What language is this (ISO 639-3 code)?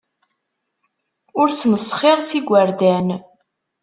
kab